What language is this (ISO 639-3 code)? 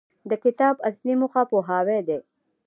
pus